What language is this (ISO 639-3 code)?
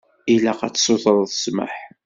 kab